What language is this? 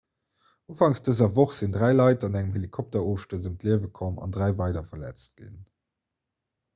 Luxembourgish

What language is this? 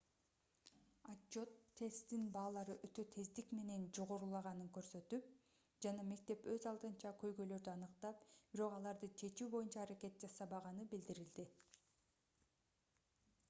Kyrgyz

